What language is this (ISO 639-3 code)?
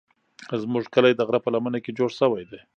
pus